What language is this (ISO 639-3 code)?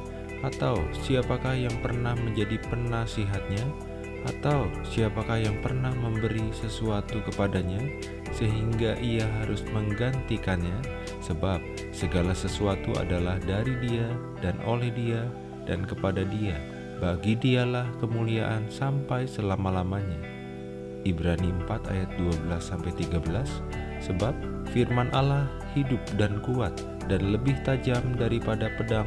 ind